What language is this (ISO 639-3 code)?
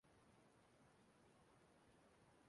ibo